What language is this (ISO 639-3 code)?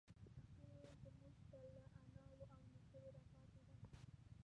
pus